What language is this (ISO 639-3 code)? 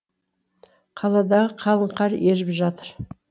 kaz